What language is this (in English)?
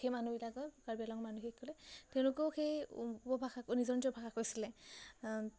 Assamese